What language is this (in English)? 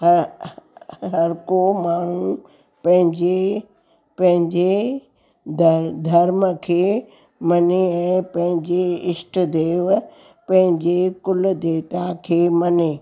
Sindhi